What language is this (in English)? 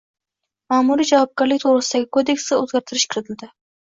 Uzbek